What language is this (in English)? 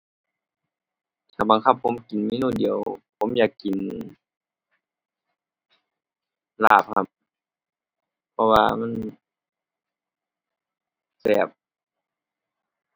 Thai